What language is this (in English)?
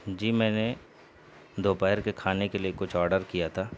Urdu